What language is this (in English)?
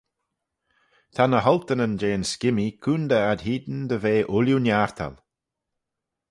Manx